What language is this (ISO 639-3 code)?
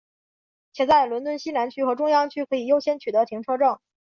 zho